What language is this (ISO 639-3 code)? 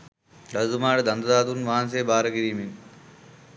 sin